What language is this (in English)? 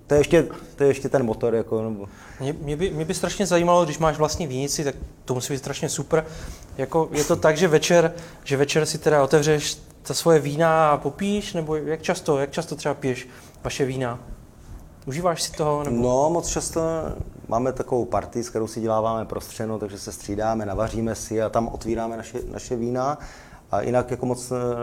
Czech